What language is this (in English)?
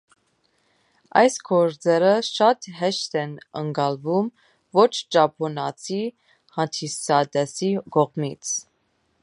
Armenian